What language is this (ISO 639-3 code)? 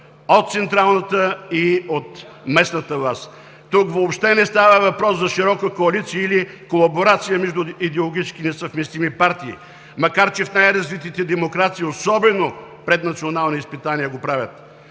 bul